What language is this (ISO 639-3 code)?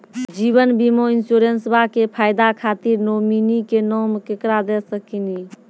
mai